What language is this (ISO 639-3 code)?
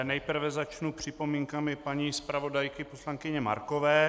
ces